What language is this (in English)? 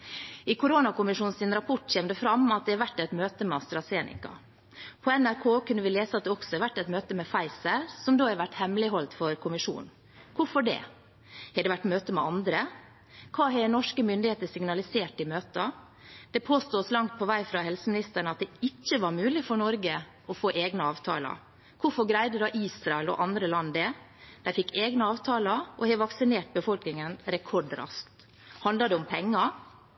Norwegian Bokmål